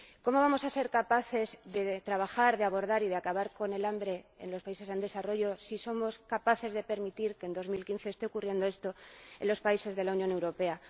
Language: Spanish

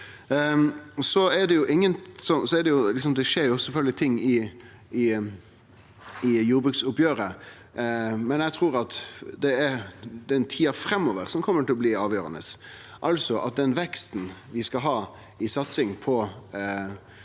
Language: Norwegian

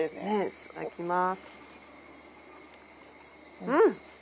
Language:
Japanese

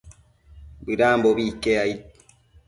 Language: Matsés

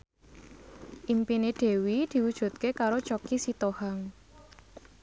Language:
Javanese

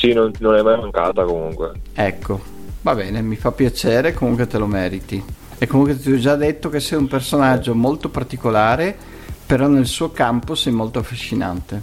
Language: Italian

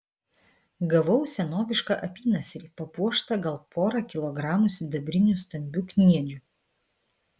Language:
Lithuanian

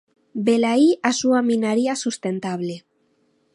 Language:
Galician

